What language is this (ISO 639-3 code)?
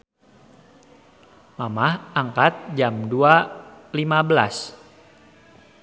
sun